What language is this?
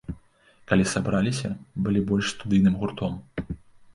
Belarusian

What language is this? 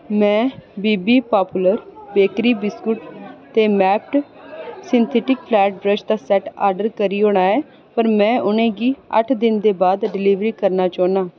Dogri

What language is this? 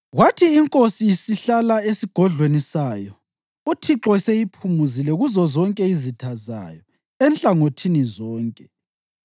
North Ndebele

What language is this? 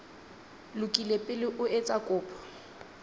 Southern Sotho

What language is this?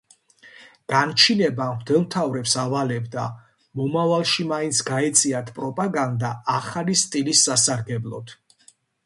Georgian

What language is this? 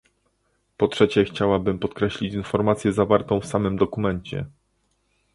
Polish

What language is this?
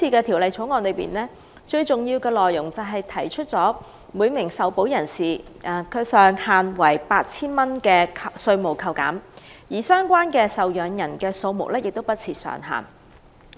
Cantonese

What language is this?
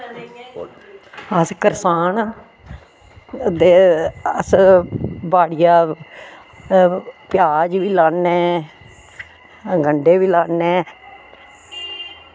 Dogri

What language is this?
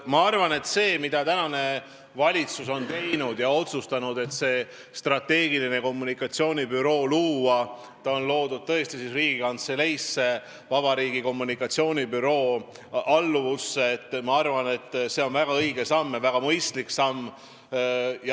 Estonian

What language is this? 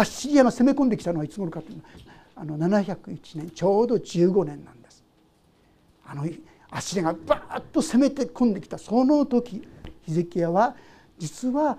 Japanese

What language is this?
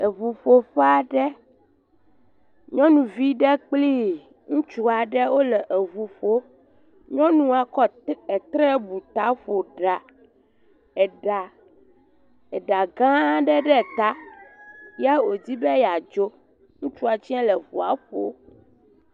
Ewe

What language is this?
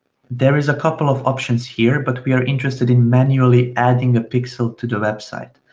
English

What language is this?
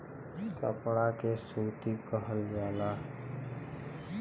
Bhojpuri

